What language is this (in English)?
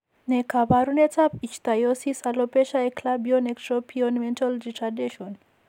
Kalenjin